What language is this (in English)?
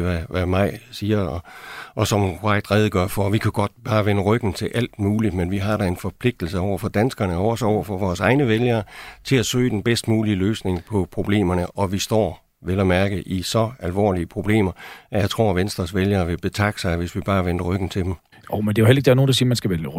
Danish